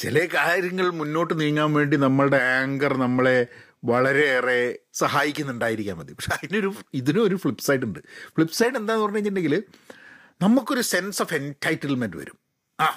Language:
Malayalam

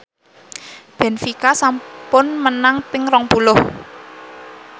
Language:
Javanese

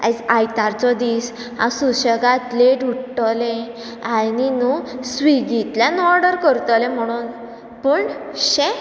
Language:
Konkani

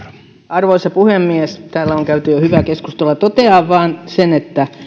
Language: Finnish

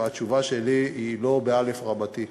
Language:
Hebrew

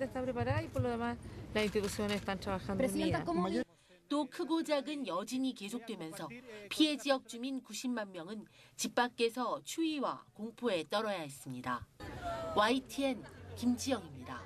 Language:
Korean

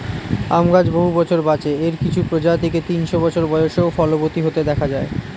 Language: Bangla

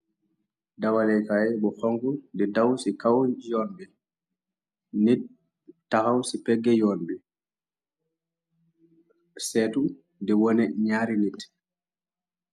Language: Wolof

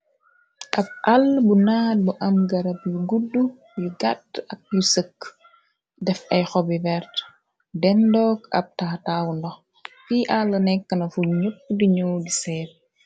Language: Wolof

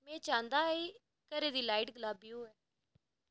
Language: Dogri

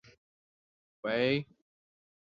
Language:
Chinese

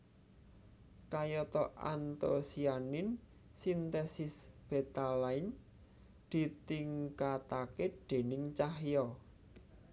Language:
Javanese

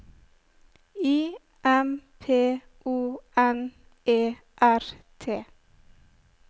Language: Norwegian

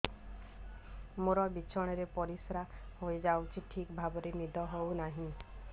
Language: Odia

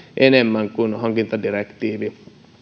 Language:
Finnish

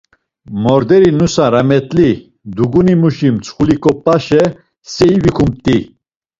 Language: Laz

